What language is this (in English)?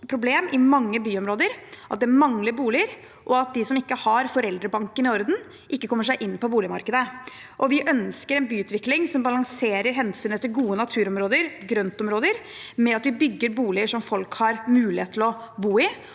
Norwegian